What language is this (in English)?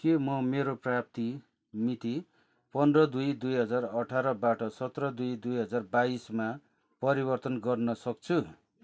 Nepali